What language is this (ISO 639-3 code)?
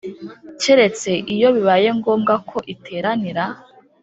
kin